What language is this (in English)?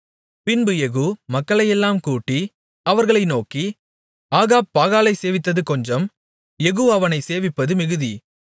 Tamil